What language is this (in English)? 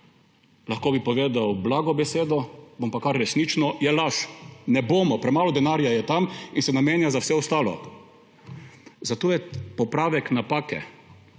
Slovenian